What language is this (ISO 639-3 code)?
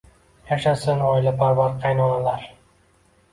uzb